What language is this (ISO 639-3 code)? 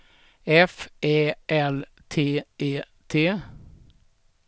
swe